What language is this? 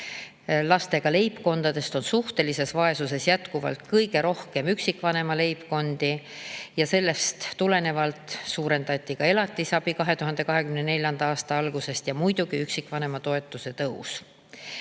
Estonian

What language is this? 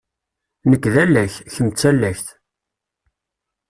Kabyle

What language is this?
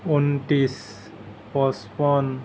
Assamese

